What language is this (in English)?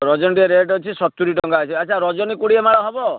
Odia